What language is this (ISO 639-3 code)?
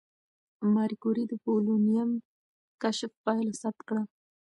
pus